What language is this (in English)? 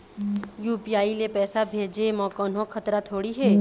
Chhattisgarhi